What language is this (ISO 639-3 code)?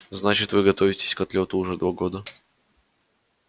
rus